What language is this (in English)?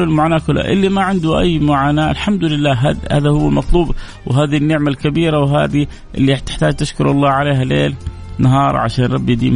Arabic